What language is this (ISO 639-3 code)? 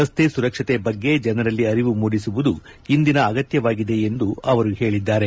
kan